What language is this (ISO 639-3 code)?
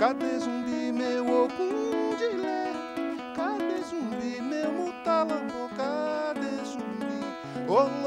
por